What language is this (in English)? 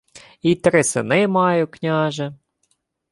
Ukrainian